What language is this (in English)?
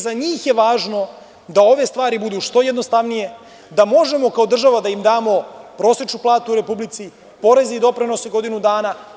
Serbian